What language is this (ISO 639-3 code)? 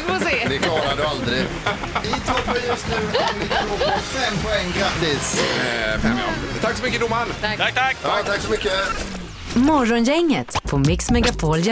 swe